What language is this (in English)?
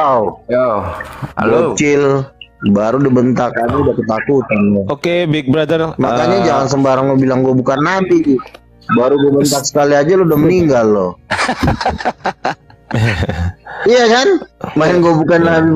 Indonesian